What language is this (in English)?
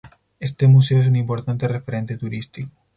Spanish